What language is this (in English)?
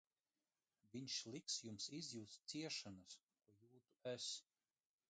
Latvian